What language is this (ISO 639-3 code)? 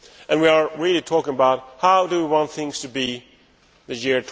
eng